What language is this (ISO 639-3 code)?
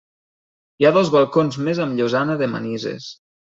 cat